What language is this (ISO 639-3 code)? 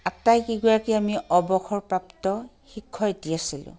asm